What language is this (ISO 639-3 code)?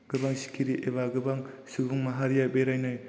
brx